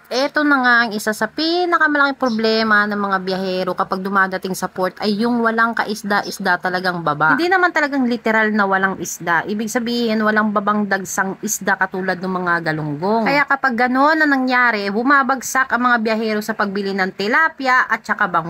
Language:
Filipino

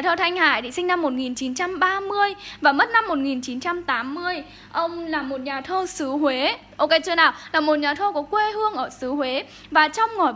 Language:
Vietnamese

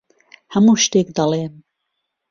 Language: Central Kurdish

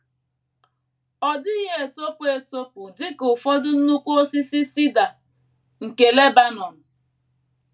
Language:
Igbo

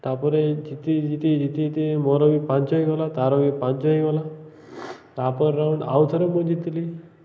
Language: Odia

